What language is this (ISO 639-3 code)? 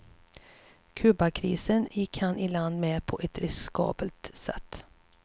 swe